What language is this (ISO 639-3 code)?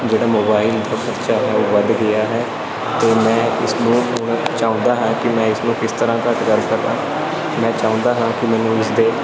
pan